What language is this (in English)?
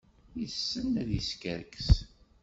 Kabyle